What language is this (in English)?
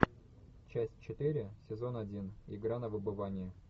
Russian